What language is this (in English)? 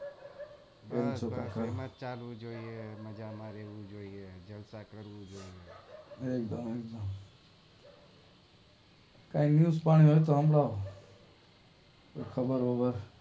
Gujarati